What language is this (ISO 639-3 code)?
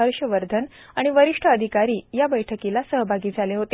mar